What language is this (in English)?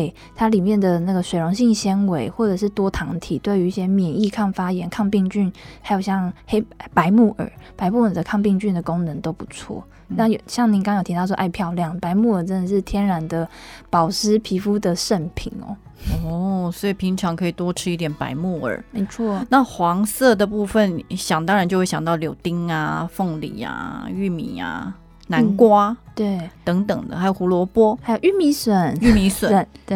Chinese